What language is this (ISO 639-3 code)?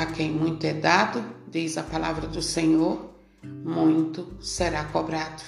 por